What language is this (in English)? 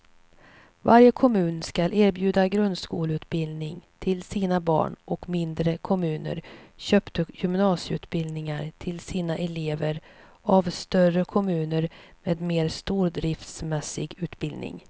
Swedish